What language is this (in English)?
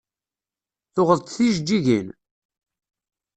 Kabyle